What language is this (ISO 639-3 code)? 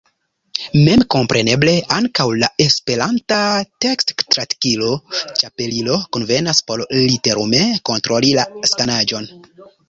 epo